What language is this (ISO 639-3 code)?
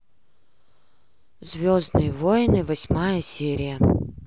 rus